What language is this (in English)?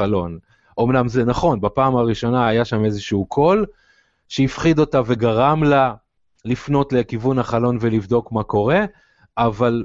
Hebrew